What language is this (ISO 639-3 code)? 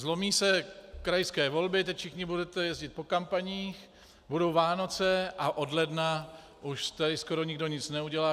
ces